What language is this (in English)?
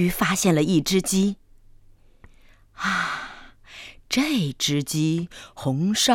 Chinese